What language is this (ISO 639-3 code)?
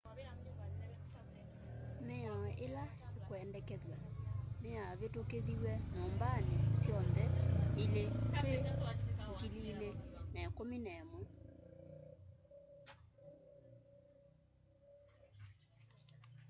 kam